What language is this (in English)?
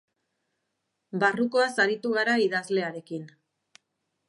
Basque